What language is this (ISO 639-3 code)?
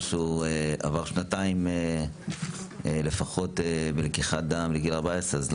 heb